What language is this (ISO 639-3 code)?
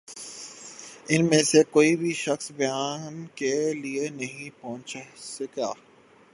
urd